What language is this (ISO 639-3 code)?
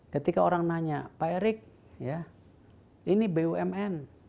ind